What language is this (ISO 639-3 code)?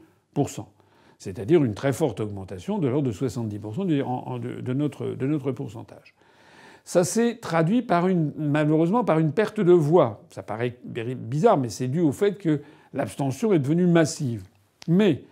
fra